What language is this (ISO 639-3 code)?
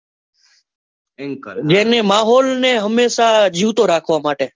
guj